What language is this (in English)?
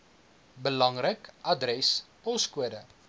Afrikaans